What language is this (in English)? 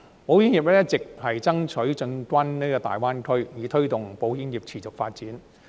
Cantonese